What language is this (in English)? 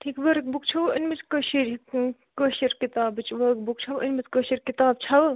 Kashmiri